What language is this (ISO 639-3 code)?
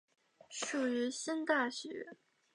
zho